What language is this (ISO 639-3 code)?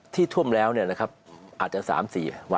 tha